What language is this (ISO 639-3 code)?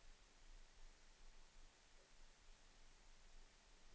swe